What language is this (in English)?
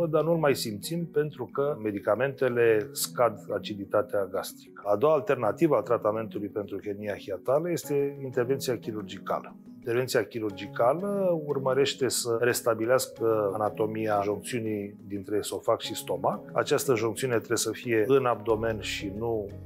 Romanian